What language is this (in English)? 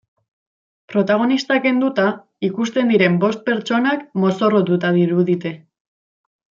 Basque